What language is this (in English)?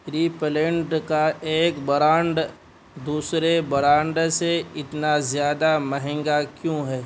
Urdu